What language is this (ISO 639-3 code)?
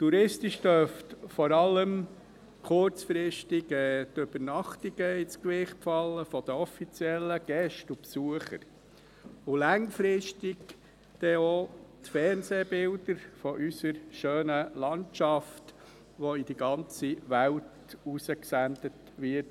gsw